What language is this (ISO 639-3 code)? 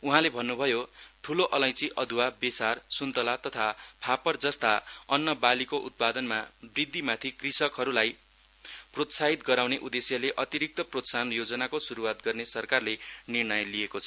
nep